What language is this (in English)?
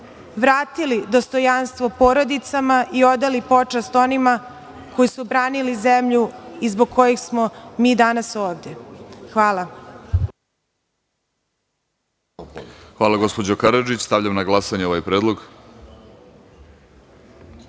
Serbian